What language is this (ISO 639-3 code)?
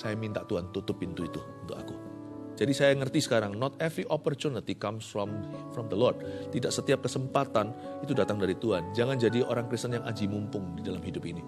ind